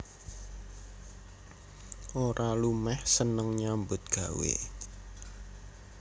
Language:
Javanese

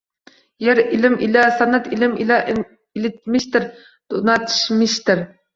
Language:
Uzbek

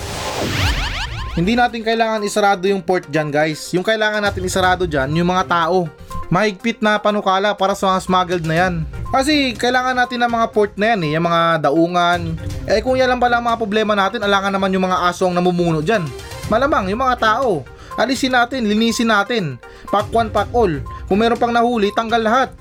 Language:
Filipino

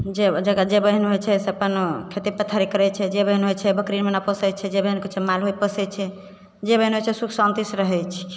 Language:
Maithili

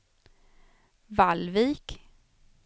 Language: Swedish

